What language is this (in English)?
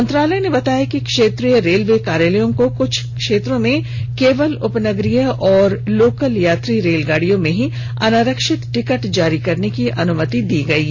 Hindi